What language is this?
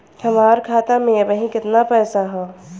Bhojpuri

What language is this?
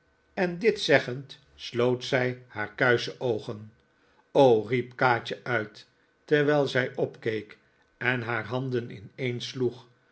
Dutch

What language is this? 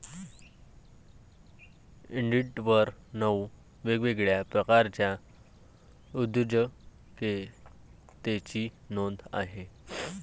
Marathi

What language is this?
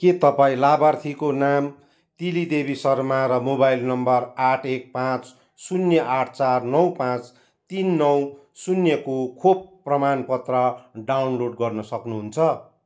Nepali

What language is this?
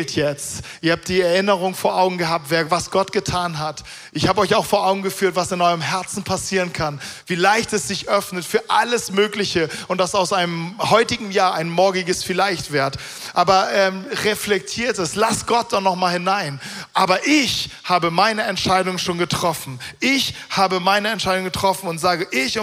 German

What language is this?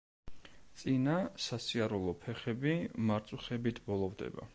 Georgian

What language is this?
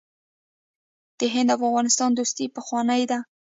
Pashto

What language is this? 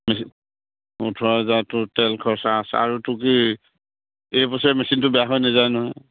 Assamese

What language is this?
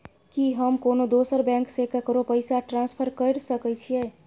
Maithili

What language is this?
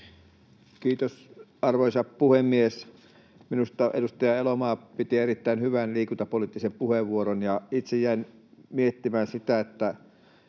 Finnish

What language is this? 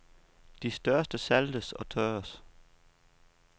Danish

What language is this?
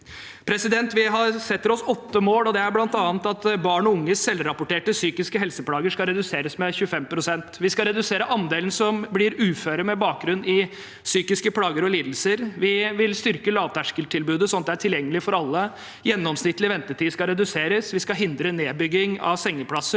Norwegian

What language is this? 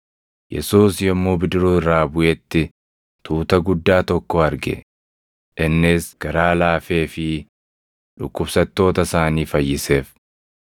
Oromo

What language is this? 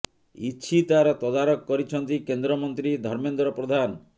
Odia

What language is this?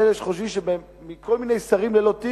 Hebrew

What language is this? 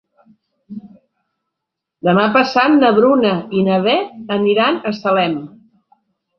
Catalan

